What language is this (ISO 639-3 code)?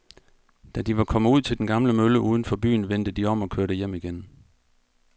dan